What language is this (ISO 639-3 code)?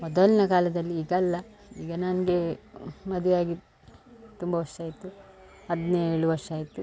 kan